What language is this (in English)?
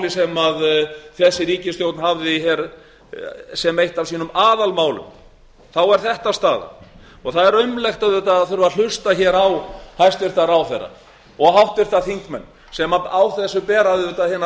Icelandic